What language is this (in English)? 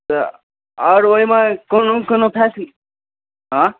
Maithili